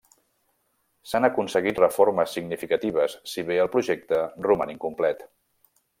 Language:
Catalan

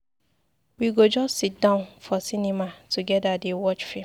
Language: Nigerian Pidgin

